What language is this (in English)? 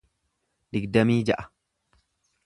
Oromo